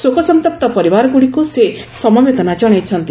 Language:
Odia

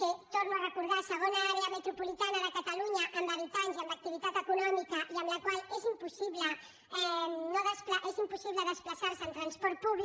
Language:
Catalan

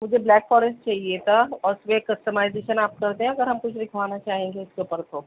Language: Urdu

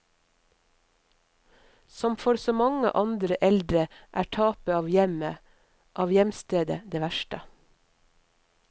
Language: Norwegian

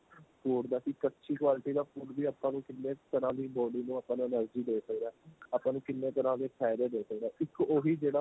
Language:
Punjabi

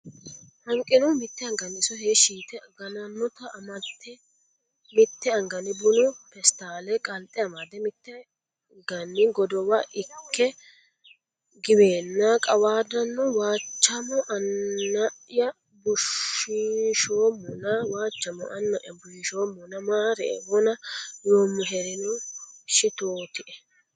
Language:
Sidamo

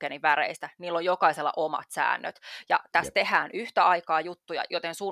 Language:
Finnish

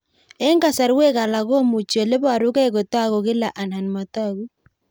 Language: Kalenjin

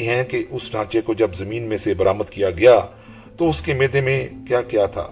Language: Urdu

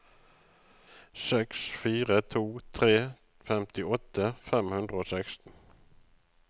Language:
Norwegian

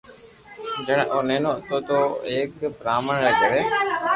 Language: Loarki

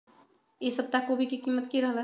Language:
Magahi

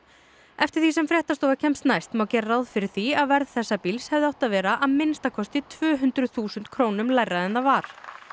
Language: Icelandic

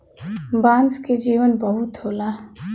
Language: Bhojpuri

